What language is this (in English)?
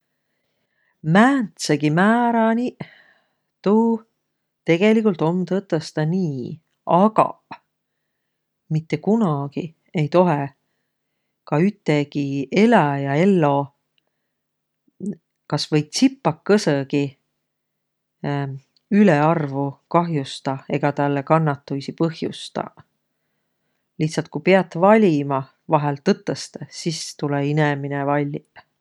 Võro